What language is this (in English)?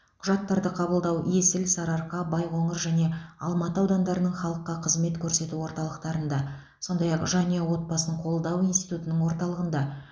Kazakh